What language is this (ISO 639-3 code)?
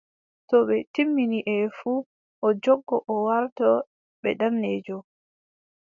fub